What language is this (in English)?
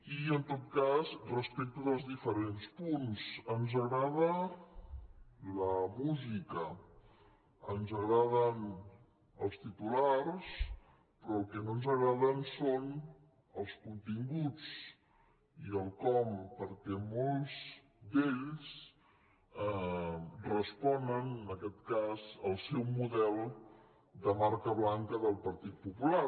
Catalan